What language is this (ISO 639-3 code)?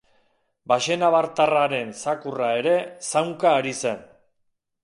eus